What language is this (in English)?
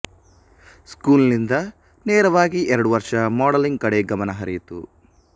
Kannada